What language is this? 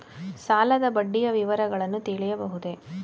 Kannada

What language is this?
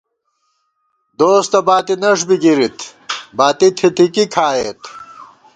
Gawar-Bati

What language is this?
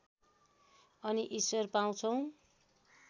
Nepali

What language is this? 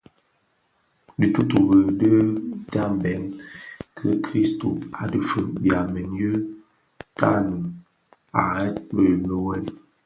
Bafia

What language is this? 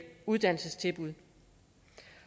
Danish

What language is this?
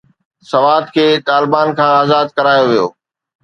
Sindhi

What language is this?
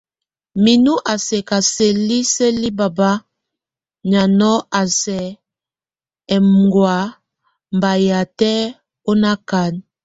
Tunen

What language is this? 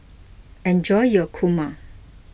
English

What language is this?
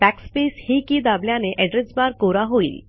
Marathi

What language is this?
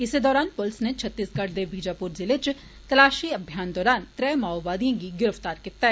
Dogri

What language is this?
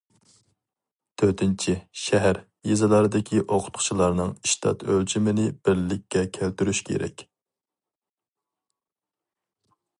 Uyghur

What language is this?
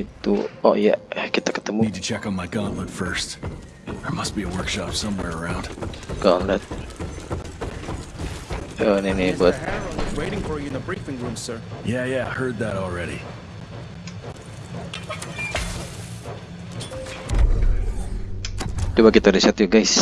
Indonesian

